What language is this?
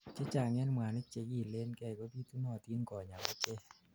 Kalenjin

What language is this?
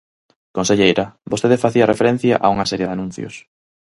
Galician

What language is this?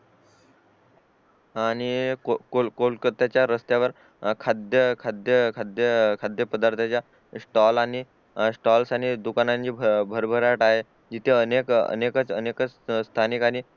Marathi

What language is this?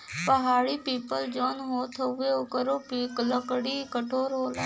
Bhojpuri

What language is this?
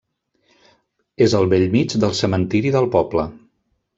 Catalan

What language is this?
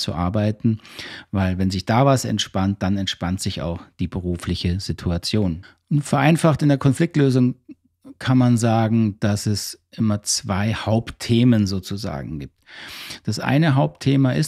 German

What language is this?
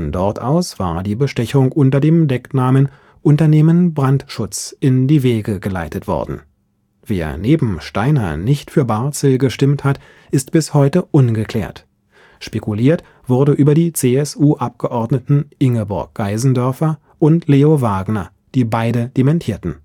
German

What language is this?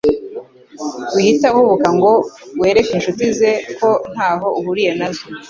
Kinyarwanda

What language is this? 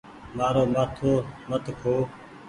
Goaria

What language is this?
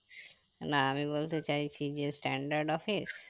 Bangla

